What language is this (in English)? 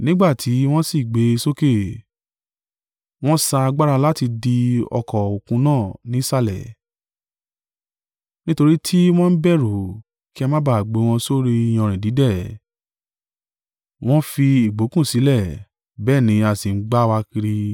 Yoruba